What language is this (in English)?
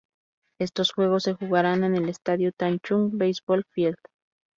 Spanish